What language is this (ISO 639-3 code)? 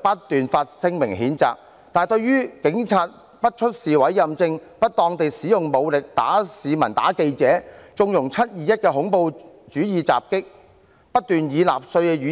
yue